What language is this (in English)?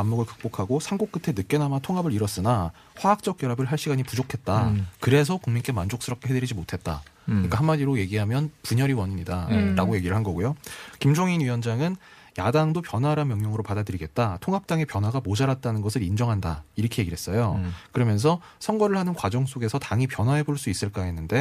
Korean